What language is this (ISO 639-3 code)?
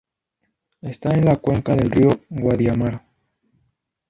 spa